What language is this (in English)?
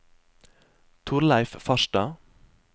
Norwegian